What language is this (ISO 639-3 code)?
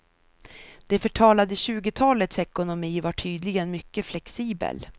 swe